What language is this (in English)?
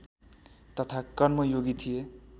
Nepali